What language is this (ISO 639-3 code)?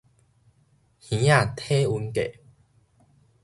nan